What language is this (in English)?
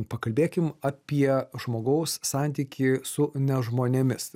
Lithuanian